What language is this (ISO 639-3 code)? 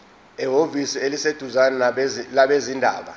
zul